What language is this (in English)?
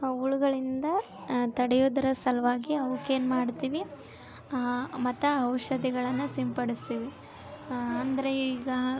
Kannada